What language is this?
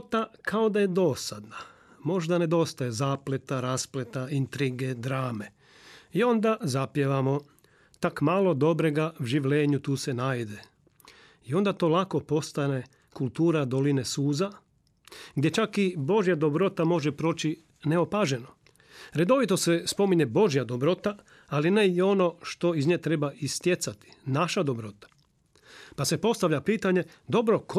Croatian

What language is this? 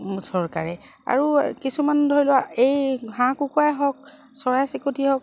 Assamese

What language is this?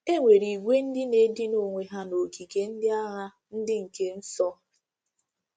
Igbo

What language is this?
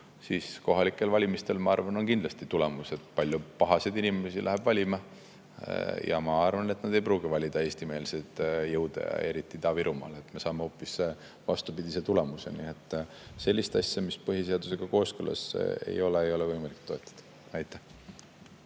Estonian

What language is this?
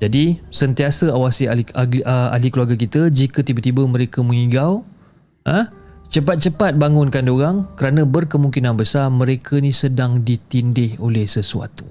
Malay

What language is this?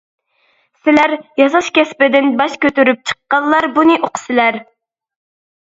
Uyghur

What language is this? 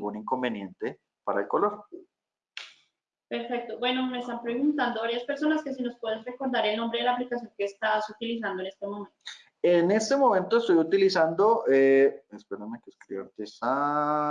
Spanish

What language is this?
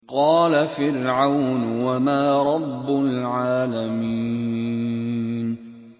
Arabic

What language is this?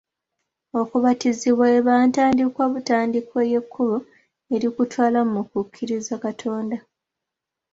Ganda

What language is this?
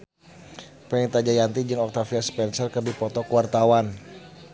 Sundanese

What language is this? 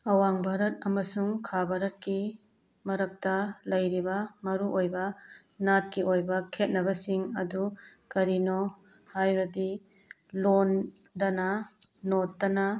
Manipuri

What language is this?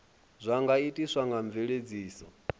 Venda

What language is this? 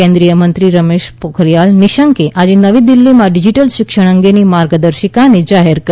Gujarati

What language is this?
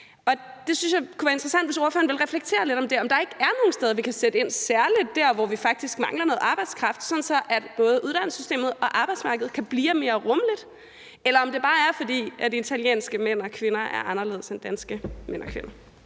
Danish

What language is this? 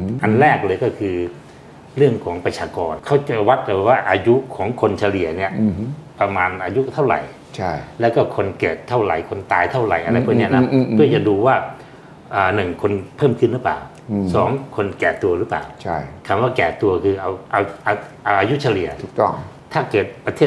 Thai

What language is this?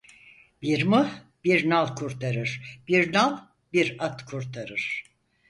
Turkish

